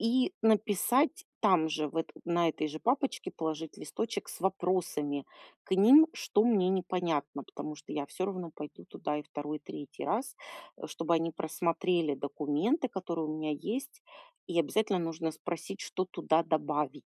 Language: Russian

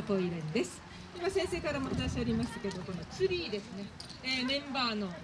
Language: Japanese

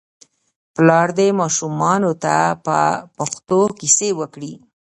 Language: Pashto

